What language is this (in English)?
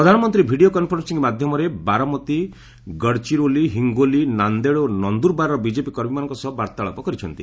Odia